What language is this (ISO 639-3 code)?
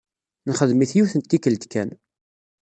kab